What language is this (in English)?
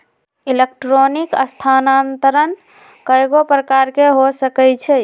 Magahi